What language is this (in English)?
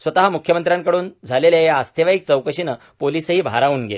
Marathi